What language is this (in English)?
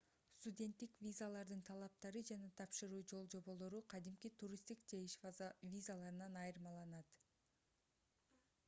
Kyrgyz